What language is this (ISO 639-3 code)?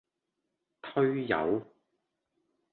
yue